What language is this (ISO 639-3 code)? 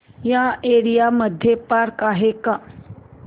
mar